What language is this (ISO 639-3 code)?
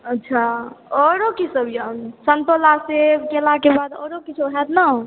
mai